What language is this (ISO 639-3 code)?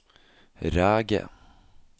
nor